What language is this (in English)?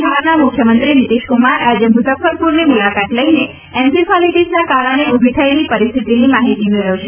Gujarati